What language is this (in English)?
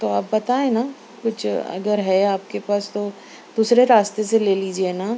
Urdu